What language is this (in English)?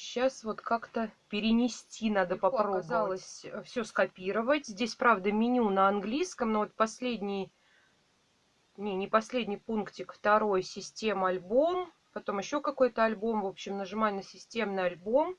Russian